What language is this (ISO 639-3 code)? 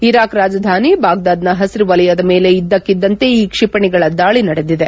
kan